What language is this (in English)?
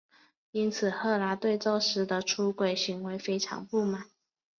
Chinese